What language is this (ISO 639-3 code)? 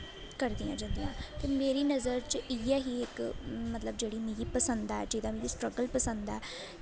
doi